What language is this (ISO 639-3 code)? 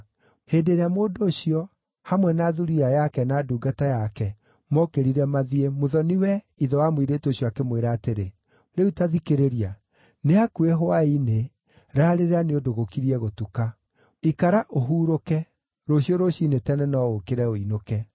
kik